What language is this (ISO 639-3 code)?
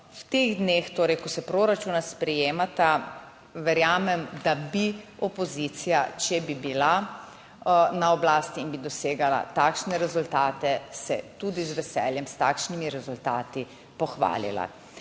slv